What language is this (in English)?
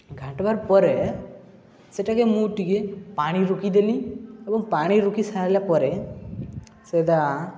Odia